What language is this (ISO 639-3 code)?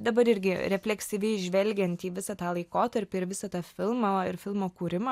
lit